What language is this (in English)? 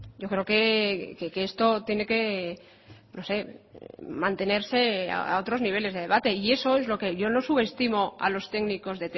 Spanish